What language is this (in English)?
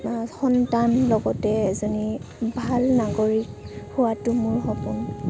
Assamese